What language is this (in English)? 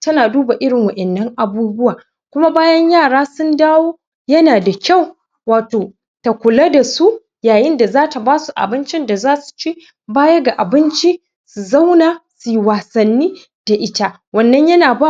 Hausa